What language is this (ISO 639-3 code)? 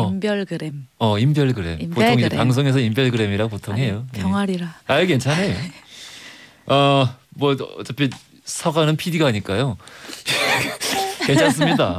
kor